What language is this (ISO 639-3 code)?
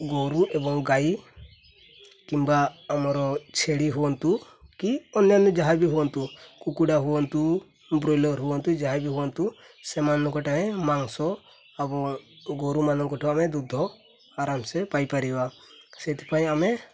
ori